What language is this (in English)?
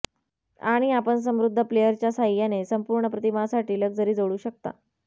Marathi